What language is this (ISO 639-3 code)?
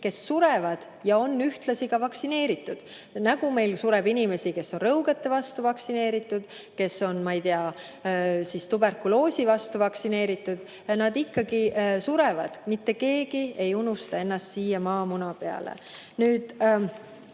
est